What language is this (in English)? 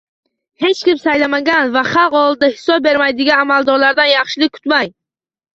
Uzbek